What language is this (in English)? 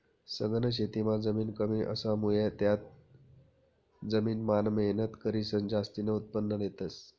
Marathi